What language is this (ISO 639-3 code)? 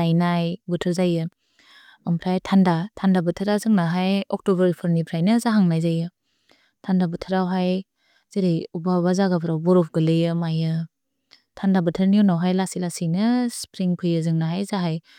brx